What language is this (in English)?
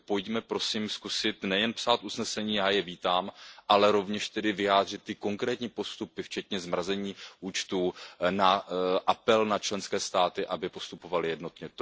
Czech